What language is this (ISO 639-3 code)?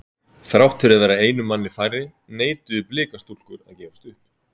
isl